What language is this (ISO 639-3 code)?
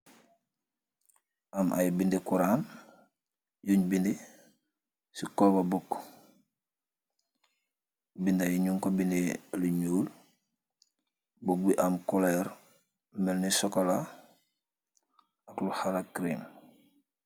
wol